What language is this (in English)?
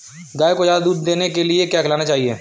Hindi